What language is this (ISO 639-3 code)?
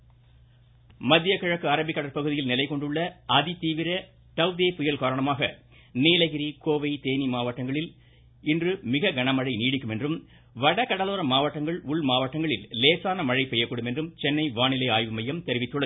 tam